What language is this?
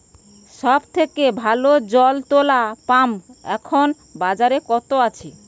Bangla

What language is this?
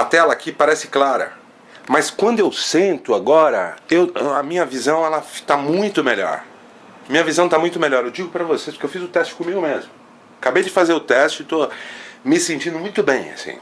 Portuguese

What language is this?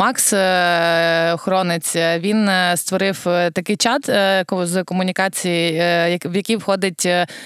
Ukrainian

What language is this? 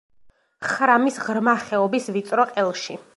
Georgian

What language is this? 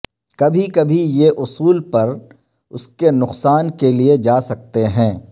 Urdu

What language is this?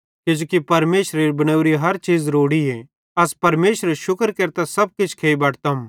Bhadrawahi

